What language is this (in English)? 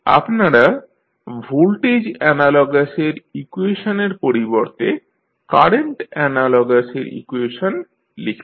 Bangla